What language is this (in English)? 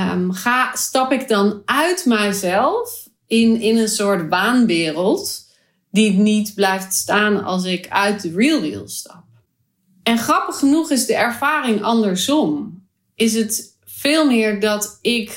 Dutch